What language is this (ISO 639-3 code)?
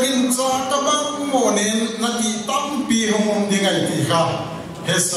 ara